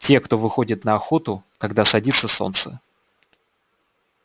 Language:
Russian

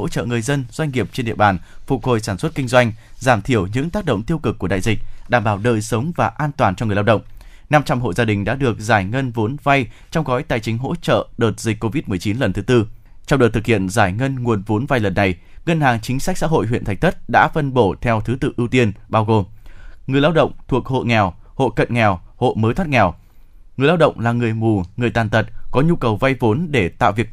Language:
Vietnamese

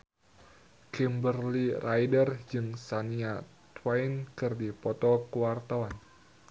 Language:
Sundanese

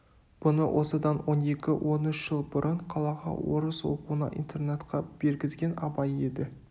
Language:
Kazakh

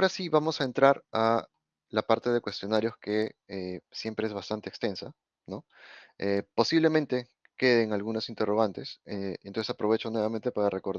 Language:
Spanish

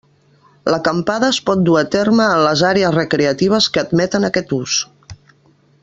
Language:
Catalan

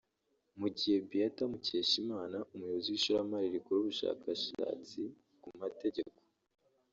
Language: Kinyarwanda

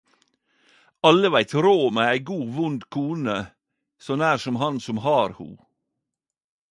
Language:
Norwegian Nynorsk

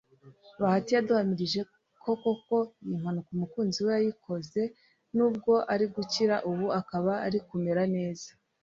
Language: Kinyarwanda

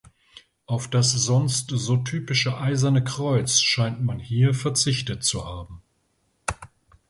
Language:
German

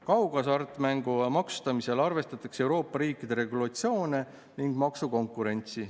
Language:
Estonian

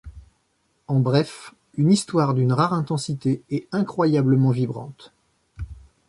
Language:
French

